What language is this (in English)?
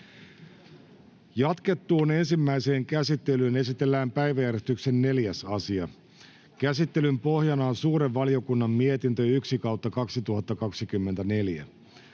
Finnish